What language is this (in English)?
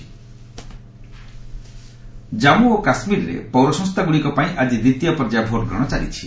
Odia